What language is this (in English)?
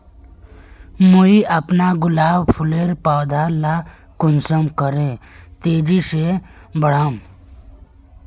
Magahi